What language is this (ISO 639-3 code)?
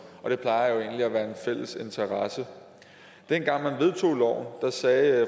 dan